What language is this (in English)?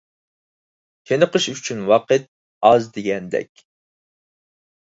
Uyghur